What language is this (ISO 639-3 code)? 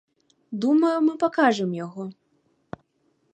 bel